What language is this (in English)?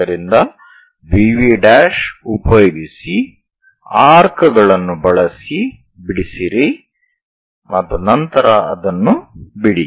Kannada